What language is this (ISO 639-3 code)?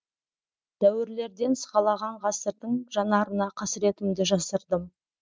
kaz